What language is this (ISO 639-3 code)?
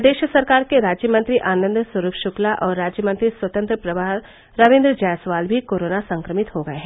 hin